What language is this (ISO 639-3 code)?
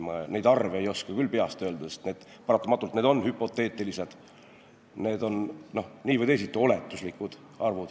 est